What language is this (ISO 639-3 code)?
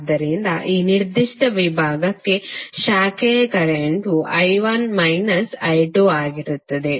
kan